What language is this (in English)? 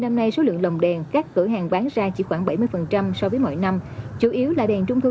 Vietnamese